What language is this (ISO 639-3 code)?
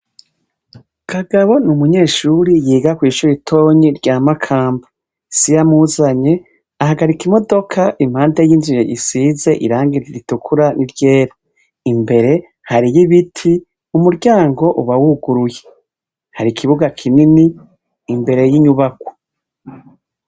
run